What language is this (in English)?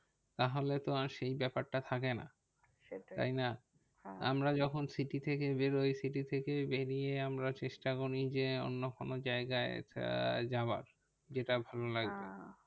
Bangla